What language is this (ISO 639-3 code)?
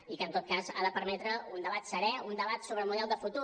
cat